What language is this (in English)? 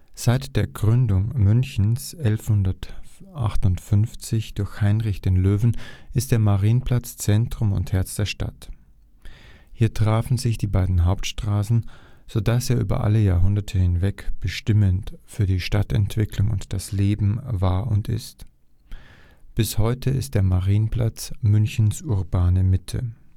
German